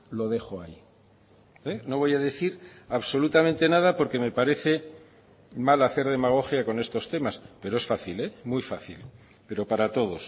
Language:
Spanish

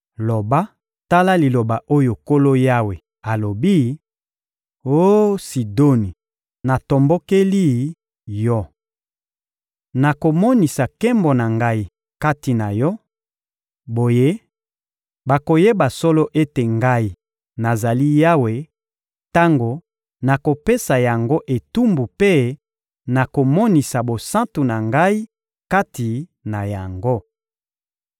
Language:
Lingala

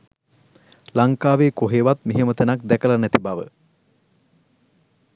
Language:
Sinhala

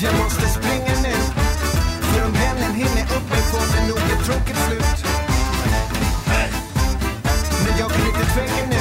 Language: Hungarian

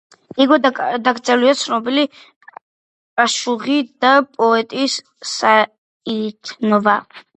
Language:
Georgian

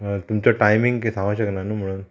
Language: Konkani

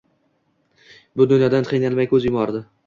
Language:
Uzbek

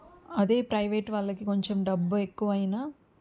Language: Telugu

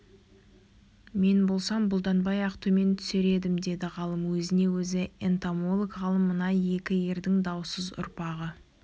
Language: Kazakh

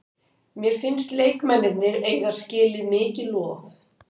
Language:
Icelandic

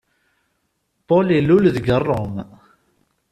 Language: Kabyle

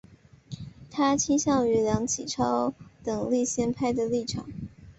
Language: Chinese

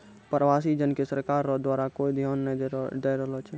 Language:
Maithili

